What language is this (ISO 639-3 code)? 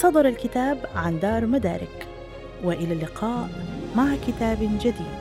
ara